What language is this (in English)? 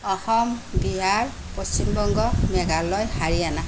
Assamese